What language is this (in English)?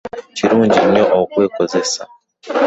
Ganda